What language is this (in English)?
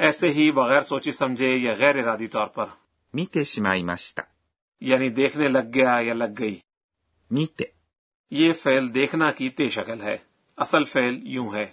Urdu